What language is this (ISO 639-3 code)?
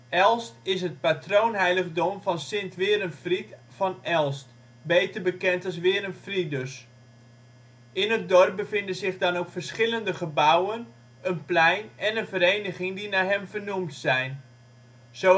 nld